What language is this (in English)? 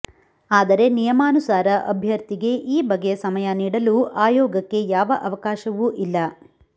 Kannada